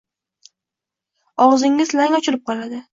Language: Uzbek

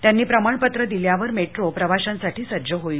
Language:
Marathi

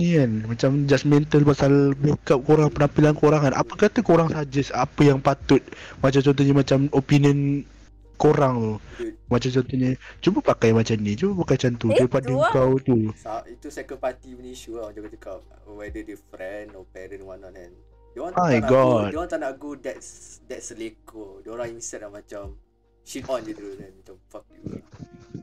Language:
Malay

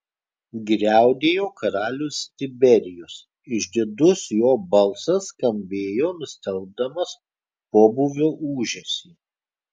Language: Lithuanian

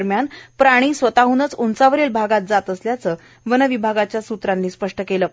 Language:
Marathi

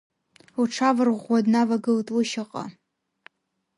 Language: Abkhazian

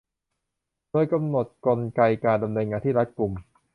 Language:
Thai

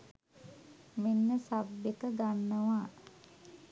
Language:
Sinhala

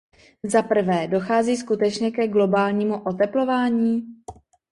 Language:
Czech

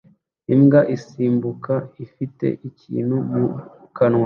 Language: Kinyarwanda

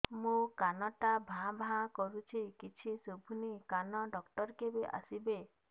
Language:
Odia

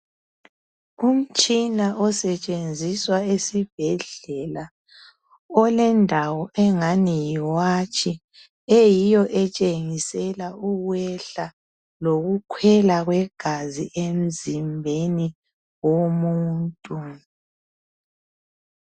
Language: North Ndebele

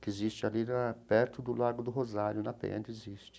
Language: Portuguese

